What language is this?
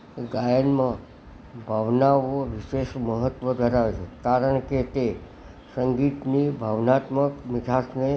Gujarati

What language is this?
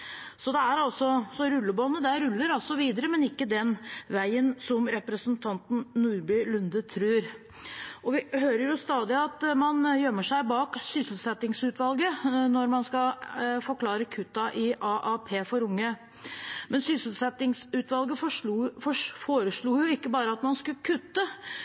Norwegian Bokmål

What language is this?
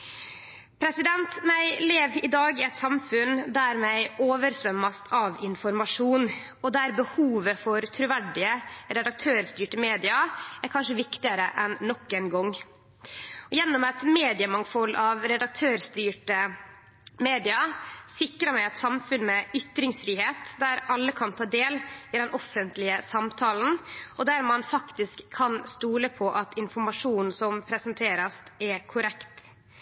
Norwegian Nynorsk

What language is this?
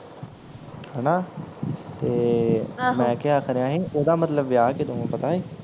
Punjabi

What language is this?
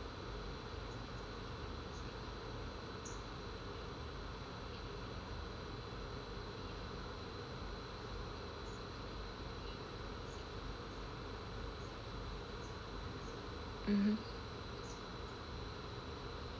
English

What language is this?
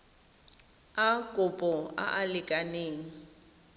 Tswana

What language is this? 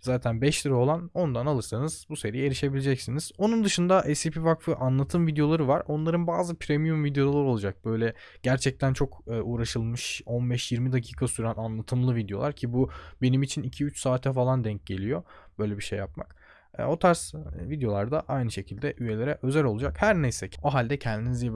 Turkish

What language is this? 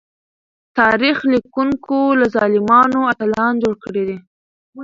Pashto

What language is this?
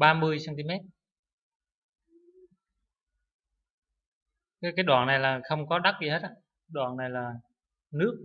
Vietnamese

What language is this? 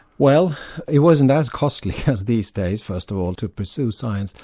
English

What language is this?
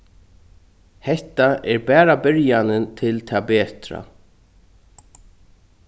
Faroese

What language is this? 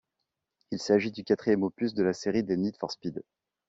French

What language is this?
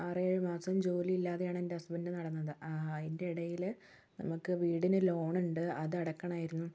Malayalam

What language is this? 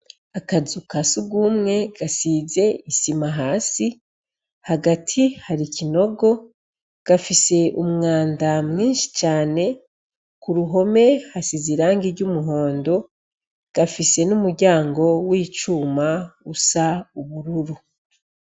Rundi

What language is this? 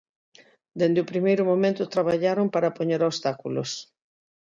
Galician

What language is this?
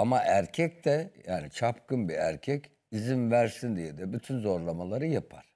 Turkish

